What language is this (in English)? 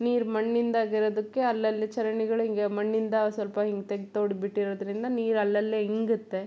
Kannada